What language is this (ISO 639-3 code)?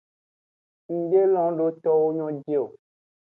ajg